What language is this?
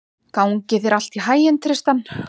Icelandic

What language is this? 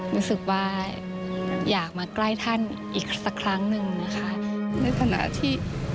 Thai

